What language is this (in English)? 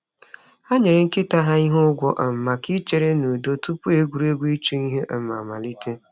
Igbo